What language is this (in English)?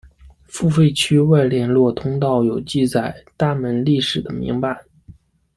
Chinese